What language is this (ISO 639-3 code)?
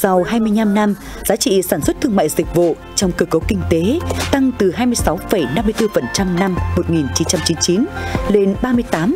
vie